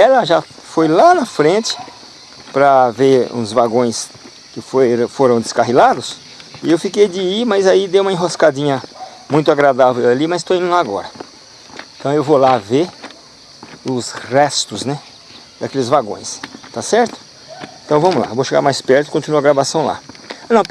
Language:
Portuguese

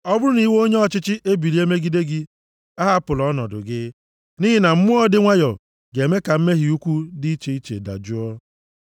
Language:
Igbo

